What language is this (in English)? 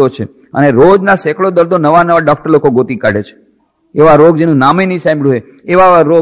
Hindi